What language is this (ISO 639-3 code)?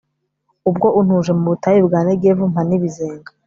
kin